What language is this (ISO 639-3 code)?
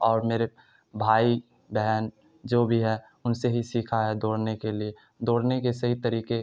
urd